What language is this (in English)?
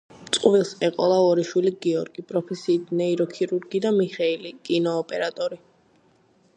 Georgian